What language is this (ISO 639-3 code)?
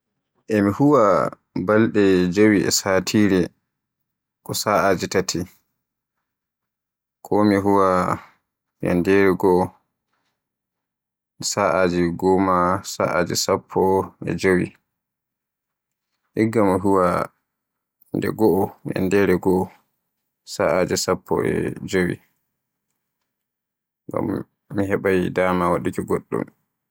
fue